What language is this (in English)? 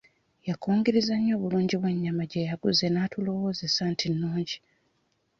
Ganda